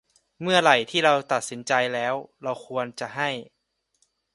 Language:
Thai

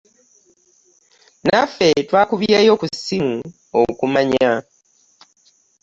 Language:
Ganda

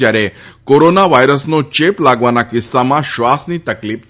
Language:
Gujarati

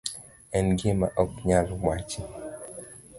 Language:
Luo (Kenya and Tanzania)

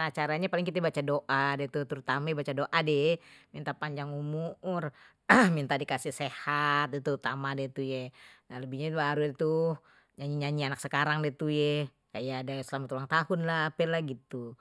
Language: Betawi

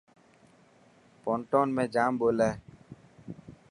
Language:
Dhatki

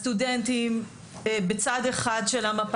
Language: Hebrew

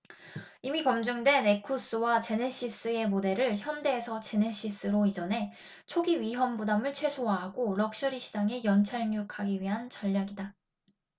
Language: Korean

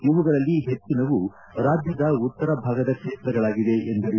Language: Kannada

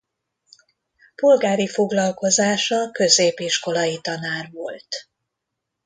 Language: Hungarian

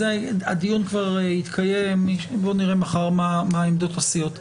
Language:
Hebrew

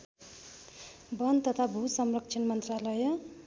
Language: Nepali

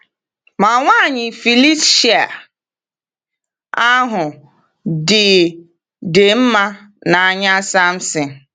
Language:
Igbo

